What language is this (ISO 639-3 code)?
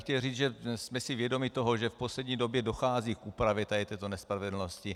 ces